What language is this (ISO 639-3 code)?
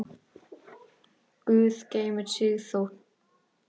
isl